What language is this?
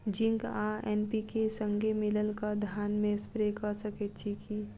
Maithili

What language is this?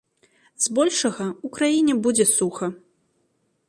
Belarusian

